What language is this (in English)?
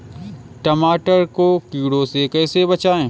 Hindi